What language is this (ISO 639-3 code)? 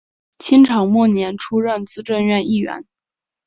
zho